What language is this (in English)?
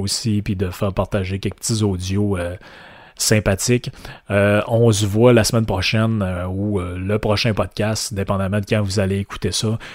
French